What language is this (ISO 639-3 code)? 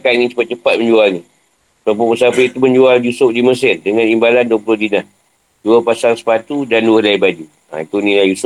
msa